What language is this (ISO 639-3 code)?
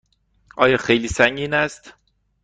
fas